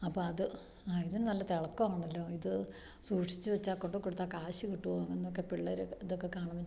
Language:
Malayalam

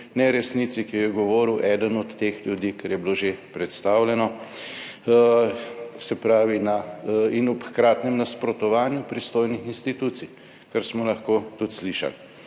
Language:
Slovenian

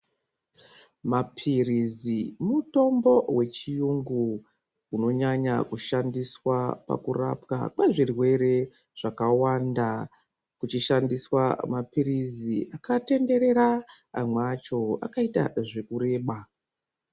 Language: Ndau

